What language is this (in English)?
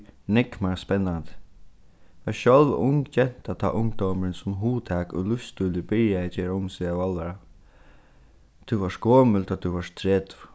Faroese